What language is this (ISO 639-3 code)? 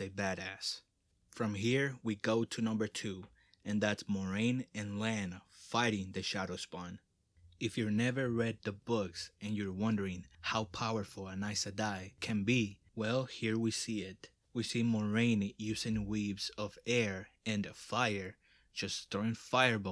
eng